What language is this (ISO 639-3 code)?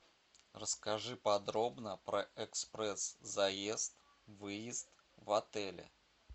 rus